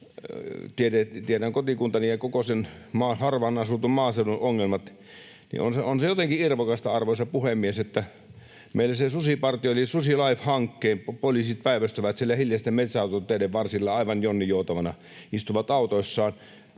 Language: Finnish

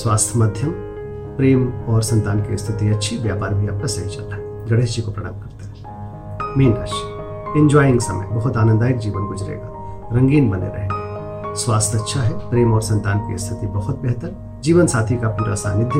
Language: Hindi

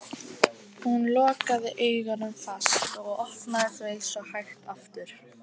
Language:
Icelandic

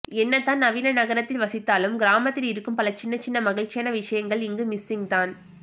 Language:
Tamil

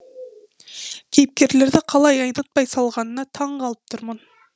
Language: Kazakh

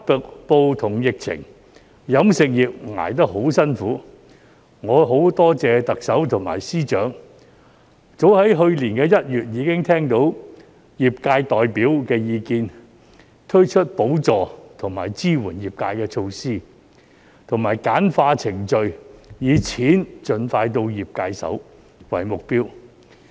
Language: Cantonese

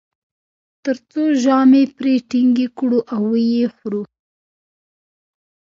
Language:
Pashto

